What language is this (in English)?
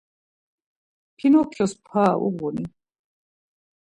Laz